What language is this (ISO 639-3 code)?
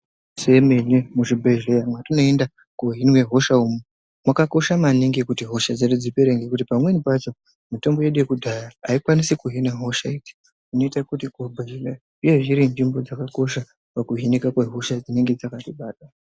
ndc